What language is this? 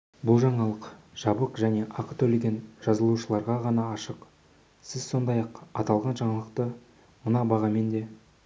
Kazakh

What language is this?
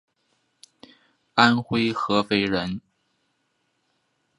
Chinese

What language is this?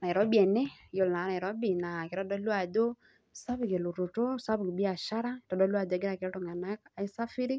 Masai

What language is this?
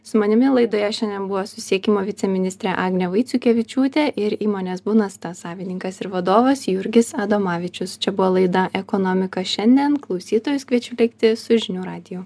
Lithuanian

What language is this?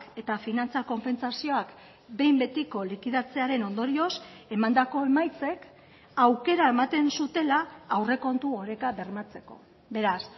Basque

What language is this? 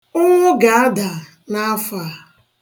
Igbo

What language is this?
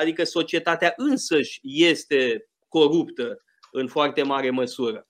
Romanian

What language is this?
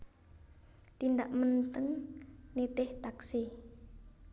Javanese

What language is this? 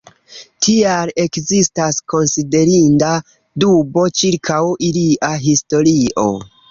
Esperanto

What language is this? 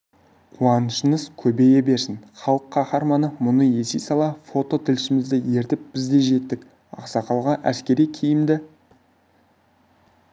Kazakh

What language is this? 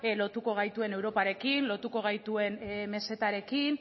Basque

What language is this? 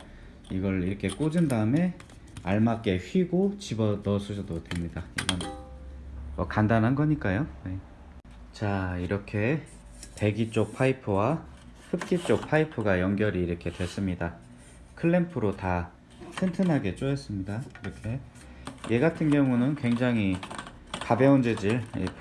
Korean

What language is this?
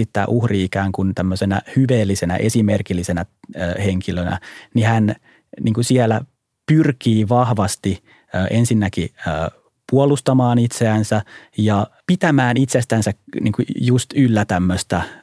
Finnish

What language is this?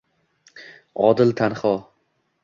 Uzbek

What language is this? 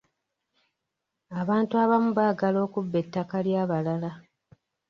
Ganda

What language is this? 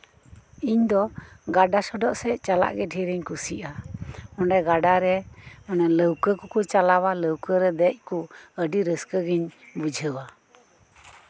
Santali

